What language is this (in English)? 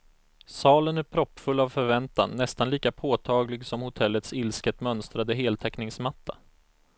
Swedish